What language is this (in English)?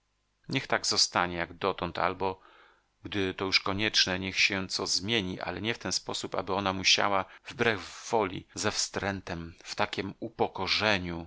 Polish